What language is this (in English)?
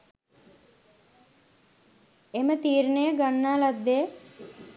Sinhala